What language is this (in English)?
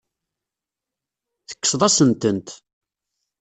Kabyle